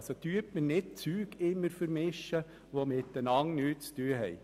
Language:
Swiss German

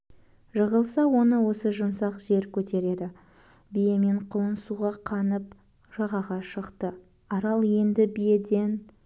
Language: Kazakh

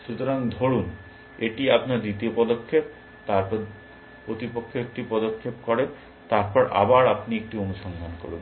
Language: Bangla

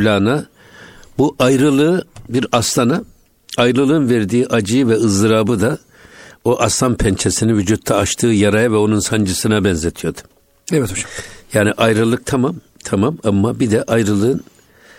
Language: Turkish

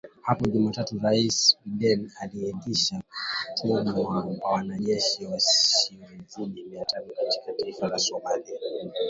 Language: Swahili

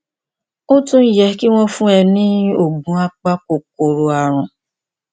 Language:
Yoruba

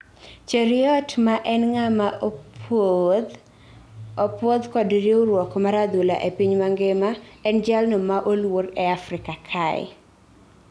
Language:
Luo (Kenya and Tanzania)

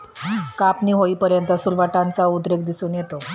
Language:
Marathi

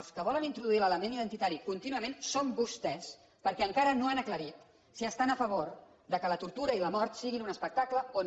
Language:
Catalan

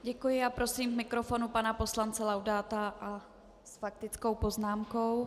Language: Czech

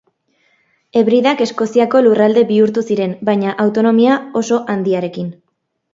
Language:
Basque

